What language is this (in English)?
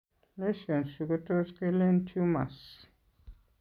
Kalenjin